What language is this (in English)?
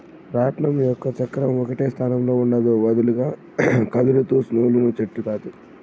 Telugu